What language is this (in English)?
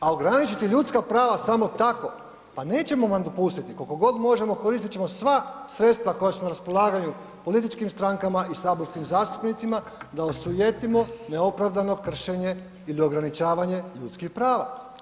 Croatian